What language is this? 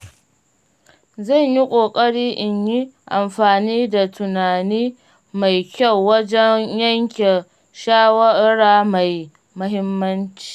Hausa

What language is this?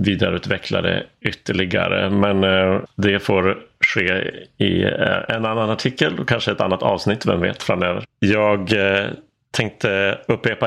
Swedish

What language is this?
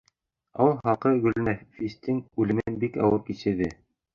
Bashkir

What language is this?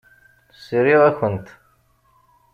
Kabyle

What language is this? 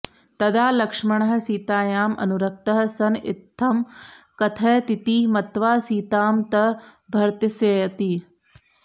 Sanskrit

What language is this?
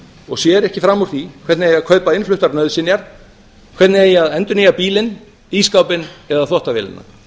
Icelandic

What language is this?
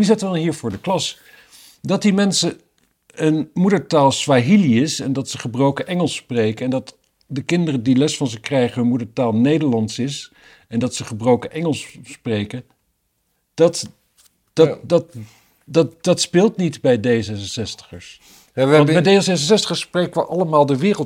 Dutch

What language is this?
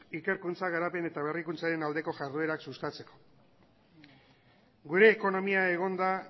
Basque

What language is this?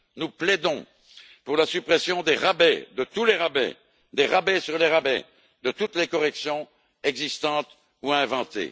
French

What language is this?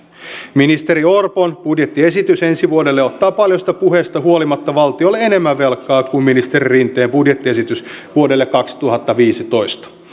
Finnish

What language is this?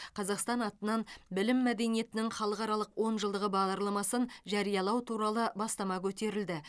Kazakh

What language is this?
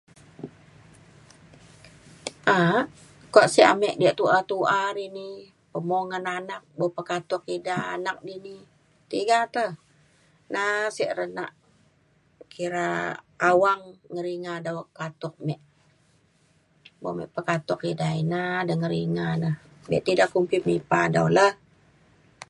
Mainstream Kenyah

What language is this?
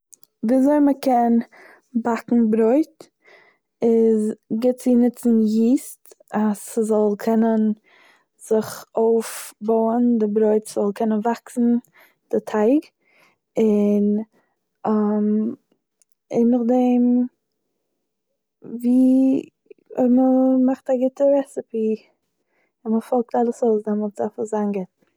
Yiddish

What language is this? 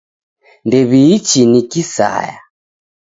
Taita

